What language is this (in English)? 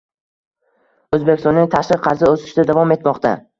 Uzbek